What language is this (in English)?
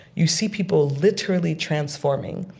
English